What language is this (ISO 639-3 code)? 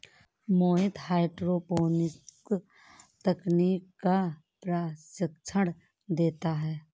hin